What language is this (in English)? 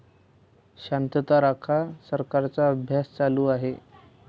Marathi